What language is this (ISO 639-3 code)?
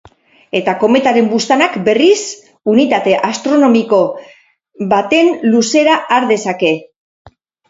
eus